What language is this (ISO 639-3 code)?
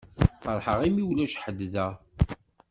kab